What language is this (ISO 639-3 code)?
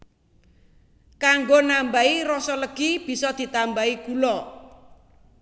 jav